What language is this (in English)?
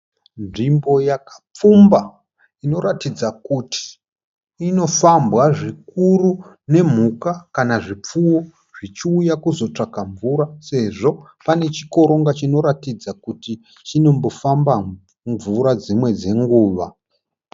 Shona